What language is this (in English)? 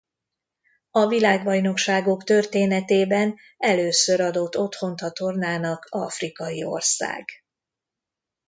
Hungarian